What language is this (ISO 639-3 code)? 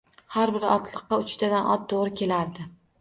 uzb